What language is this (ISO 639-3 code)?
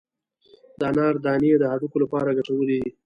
pus